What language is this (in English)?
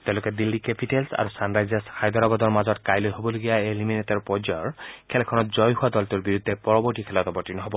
Assamese